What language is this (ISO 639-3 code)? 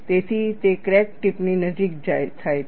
guj